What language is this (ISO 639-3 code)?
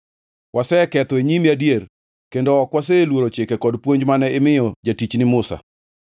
luo